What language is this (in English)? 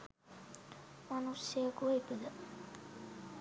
Sinhala